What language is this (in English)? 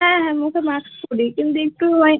Bangla